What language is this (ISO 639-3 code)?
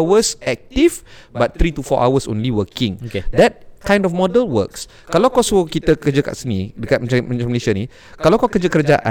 msa